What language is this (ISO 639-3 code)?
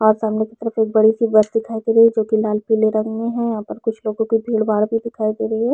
hin